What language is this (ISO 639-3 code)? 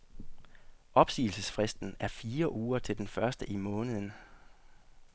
dan